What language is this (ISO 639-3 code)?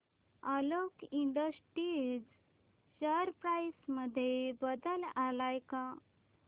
mar